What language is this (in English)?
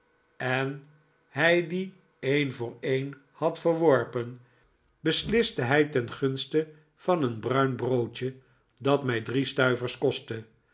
Dutch